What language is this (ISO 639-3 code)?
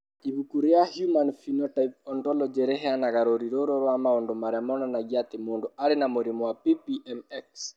kik